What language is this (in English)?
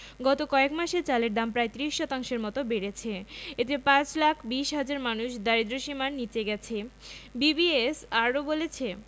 Bangla